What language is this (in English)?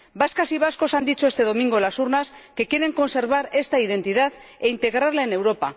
Spanish